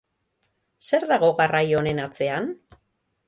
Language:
Basque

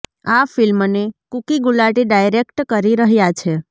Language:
Gujarati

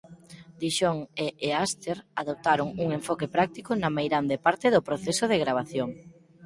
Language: Galician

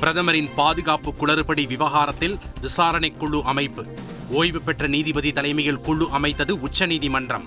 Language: Tamil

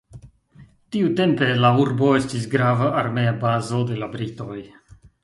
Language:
Esperanto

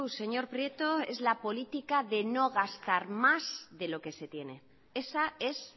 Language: Spanish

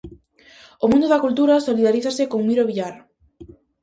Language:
Galician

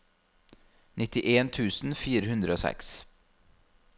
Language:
Norwegian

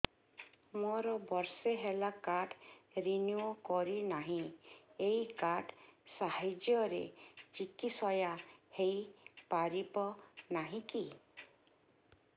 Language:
Odia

